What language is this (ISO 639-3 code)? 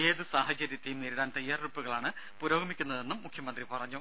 mal